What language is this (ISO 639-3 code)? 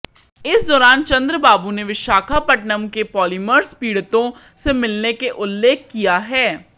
hin